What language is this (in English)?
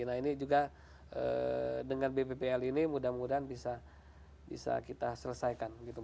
Indonesian